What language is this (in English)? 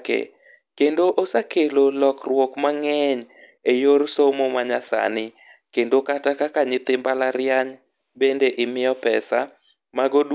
Luo (Kenya and Tanzania)